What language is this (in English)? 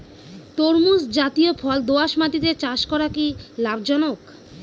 Bangla